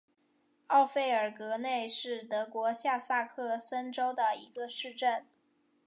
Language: Chinese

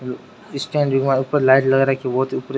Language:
Rajasthani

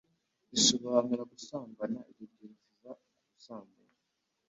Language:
Kinyarwanda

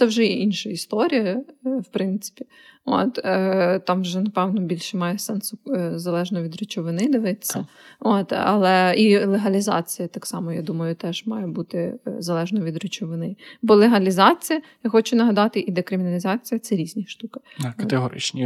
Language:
Ukrainian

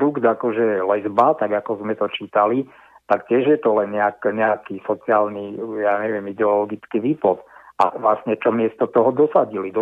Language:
Slovak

